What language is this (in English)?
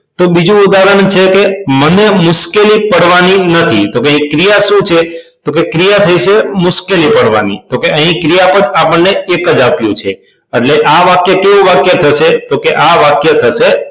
Gujarati